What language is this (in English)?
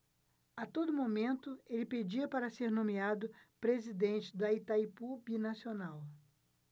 Portuguese